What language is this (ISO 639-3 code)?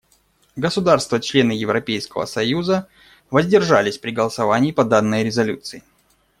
rus